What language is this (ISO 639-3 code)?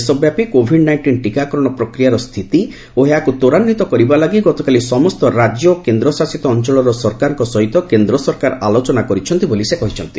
ori